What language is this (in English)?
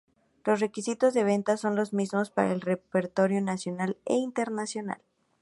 Spanish